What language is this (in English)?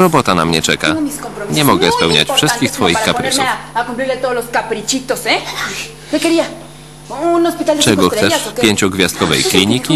Polish